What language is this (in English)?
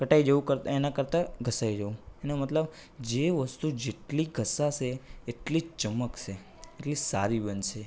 Gujarati